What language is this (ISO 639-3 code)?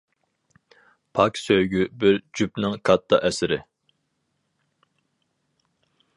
uig